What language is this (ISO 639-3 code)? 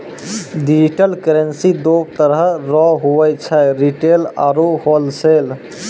mai